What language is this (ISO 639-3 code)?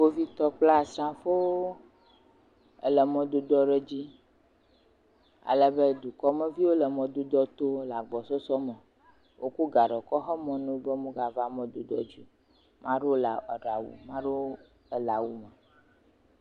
ewe